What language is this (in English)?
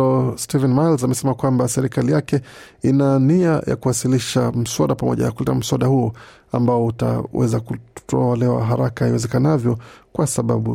Swahili